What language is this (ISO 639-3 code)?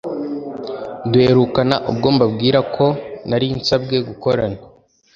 kin